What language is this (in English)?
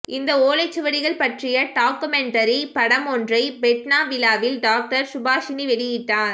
Tamil